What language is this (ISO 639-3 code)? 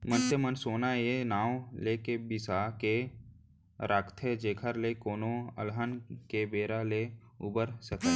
hne